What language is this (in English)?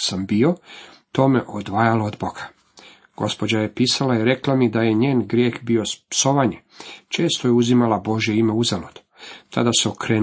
Croatian